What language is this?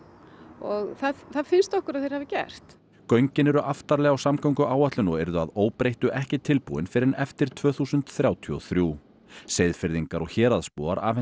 Icelandic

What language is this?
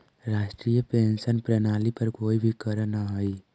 Magahi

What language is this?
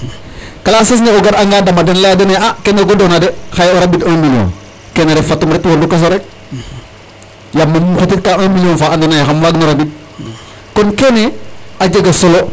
Serer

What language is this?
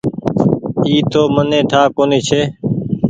Goaria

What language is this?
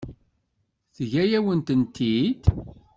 Kabyle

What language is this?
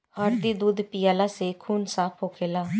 Bhojpuri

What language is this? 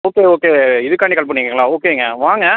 Tamil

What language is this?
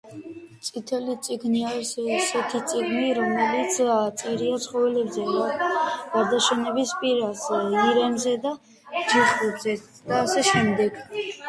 Georgian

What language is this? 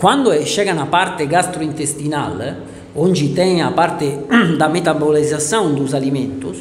Italian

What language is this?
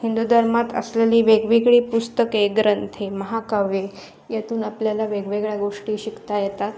Marathi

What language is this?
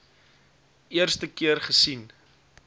Afrikaans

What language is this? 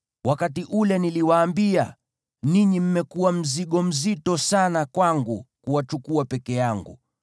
Swahili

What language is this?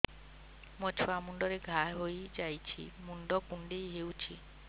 Odia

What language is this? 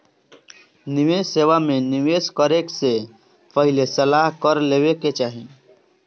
Bhojpuri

